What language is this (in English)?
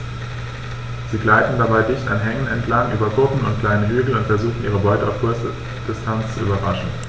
German